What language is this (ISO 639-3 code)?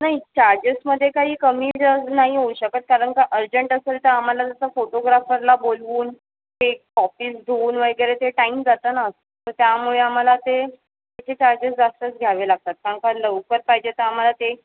mar